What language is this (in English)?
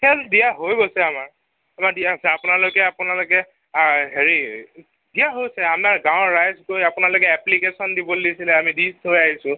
Assamese